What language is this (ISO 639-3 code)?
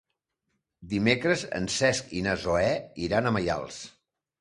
cat